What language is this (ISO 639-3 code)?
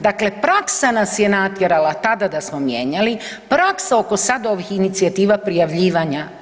hrv